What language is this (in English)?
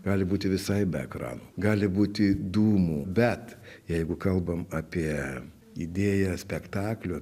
Lithuanian